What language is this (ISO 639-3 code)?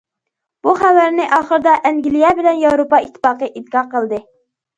uig